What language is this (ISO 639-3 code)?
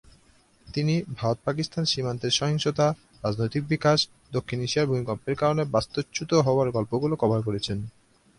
ben